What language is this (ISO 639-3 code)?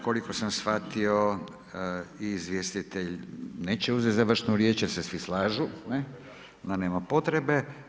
hrv